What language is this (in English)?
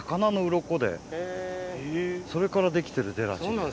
Japanese